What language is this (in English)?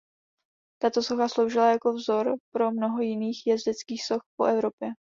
Czech